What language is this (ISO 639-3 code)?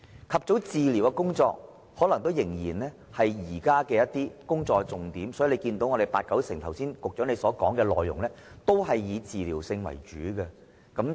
yue